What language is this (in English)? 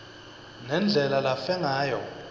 Swati